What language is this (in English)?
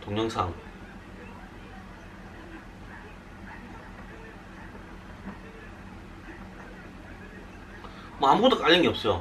Korean